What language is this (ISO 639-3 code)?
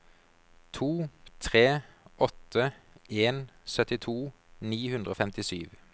nor